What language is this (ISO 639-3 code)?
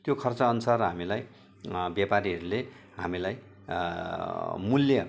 nep